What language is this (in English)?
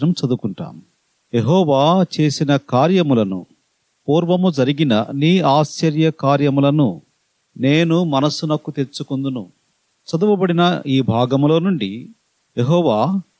Telugu